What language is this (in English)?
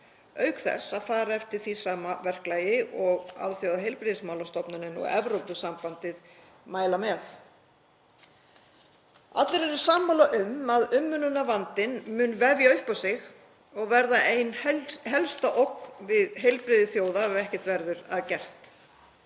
Icelandic